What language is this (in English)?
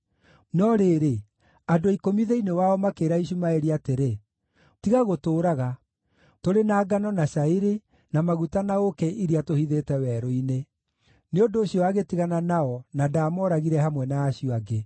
Kikuyu